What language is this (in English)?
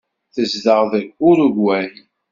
Kabyle